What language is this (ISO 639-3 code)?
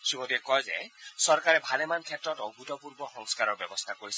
asm